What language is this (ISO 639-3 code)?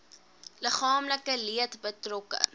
afr